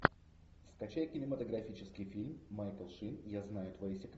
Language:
Russian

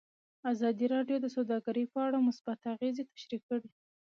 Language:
Pashto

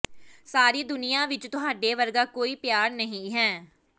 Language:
Punjabi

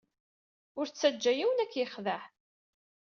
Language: Kabyle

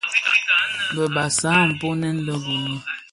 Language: Bafia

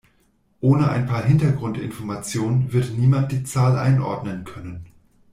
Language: German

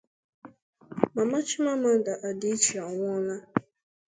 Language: Igbo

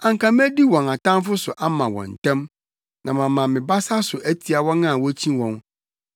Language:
Akan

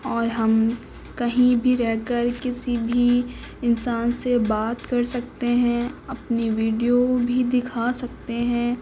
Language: Urdu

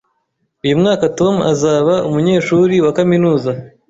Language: Kinyarwanda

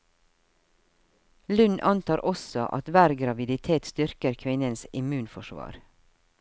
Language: Norwegian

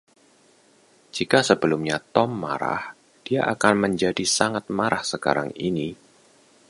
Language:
Indonesian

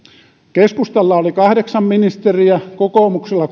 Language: Finnish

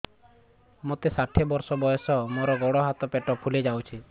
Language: Odia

